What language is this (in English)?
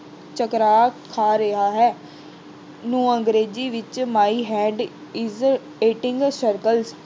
Punjabi